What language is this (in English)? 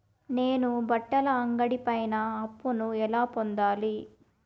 Telugu